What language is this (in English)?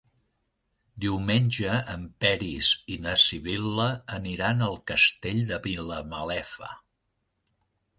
Catalan